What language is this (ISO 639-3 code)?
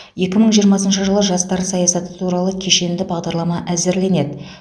kaz